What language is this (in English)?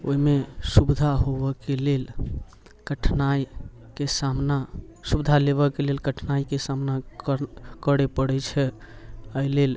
Maithili